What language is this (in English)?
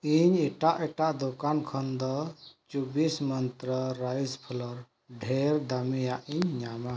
Santali